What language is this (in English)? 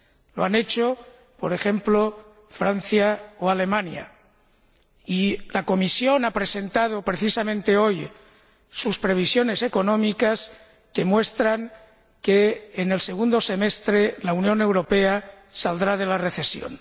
Spanish